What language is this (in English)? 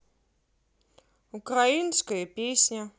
Russian